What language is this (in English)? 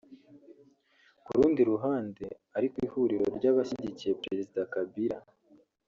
Kinyarwanda